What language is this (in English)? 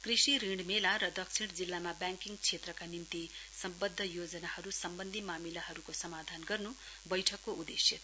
Nepali